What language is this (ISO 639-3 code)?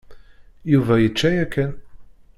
kab